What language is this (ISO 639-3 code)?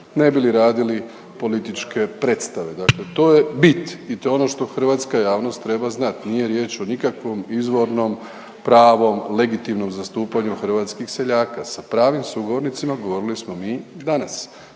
hrv